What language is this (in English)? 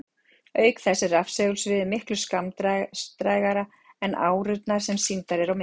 Icelandic